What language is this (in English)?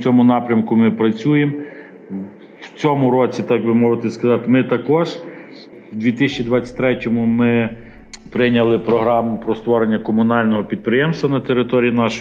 Ukrainian